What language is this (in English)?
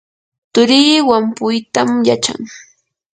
Yanahuanca Pasco Quechua